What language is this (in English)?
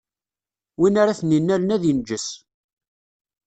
Kabyle